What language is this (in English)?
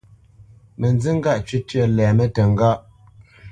Bamenyam